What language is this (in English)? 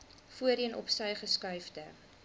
Afrikaans